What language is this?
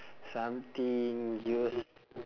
English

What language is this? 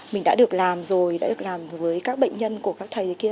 Vietnamese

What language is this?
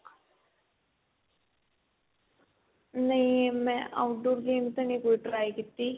Punjabi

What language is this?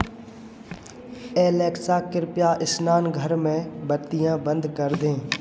Hindi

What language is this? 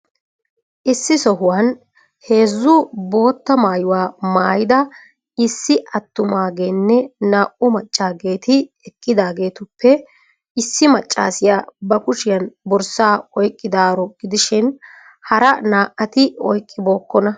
Wolaytta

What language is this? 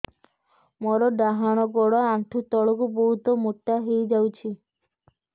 Odia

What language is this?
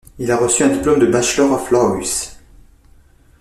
French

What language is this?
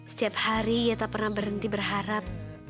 Indonesian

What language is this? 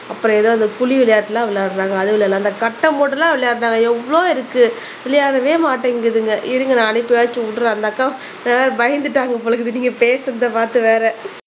Tamil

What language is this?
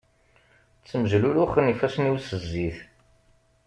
Kabyle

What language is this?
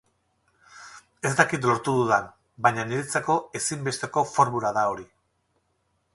Basque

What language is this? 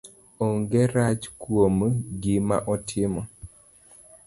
Luo (Kenya and Tanzania)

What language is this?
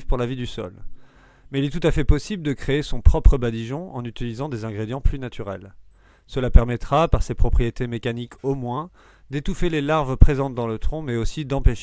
French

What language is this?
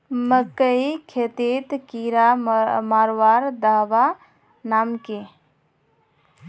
Magahi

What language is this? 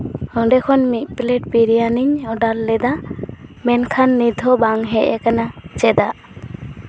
Santali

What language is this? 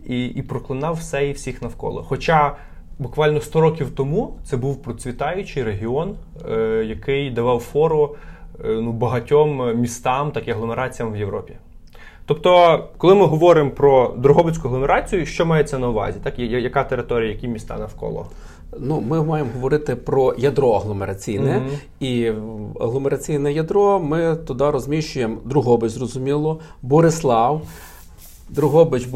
Ukrainian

